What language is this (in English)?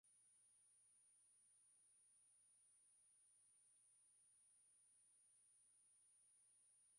Swahili